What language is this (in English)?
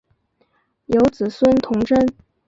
Chinese